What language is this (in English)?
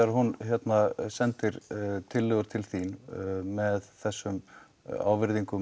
Icelandic